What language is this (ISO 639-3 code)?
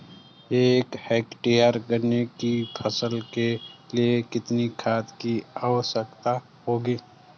hin